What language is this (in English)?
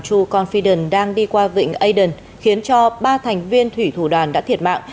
Vietnamese